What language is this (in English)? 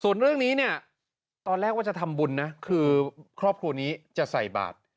Thai